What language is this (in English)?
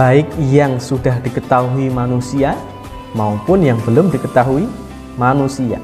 Indonesian